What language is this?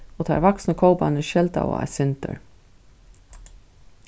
Faroese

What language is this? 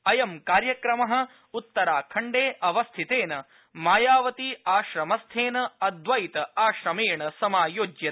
Sanskrit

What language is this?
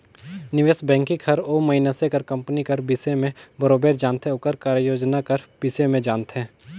Chhattisgarhi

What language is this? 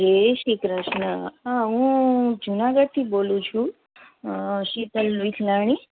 Gujarati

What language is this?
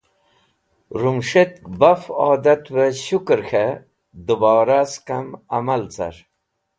Wakhi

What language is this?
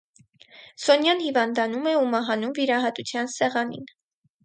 Armenian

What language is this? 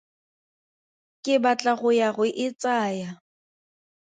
Tswana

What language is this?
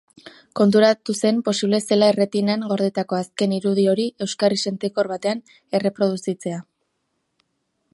Basque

